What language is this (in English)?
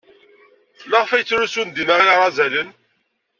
Kabyle